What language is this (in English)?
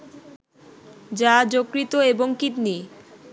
Bangla